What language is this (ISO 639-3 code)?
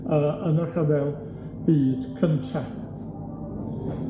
cym